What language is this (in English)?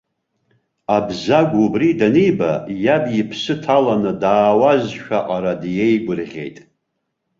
Abkhazian